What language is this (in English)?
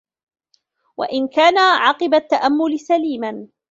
Arabic